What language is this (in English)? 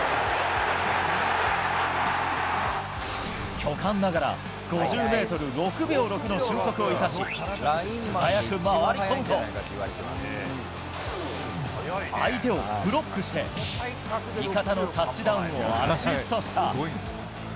Japanese